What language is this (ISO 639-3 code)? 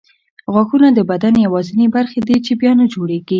pus